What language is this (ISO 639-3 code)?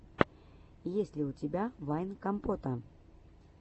rus